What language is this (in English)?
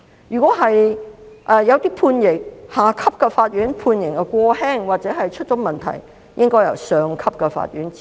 Cantonese